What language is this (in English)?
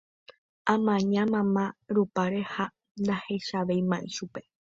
Guarani